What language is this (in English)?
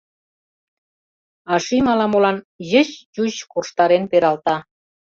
Mari